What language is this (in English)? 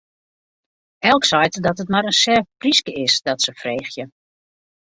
Western Frisian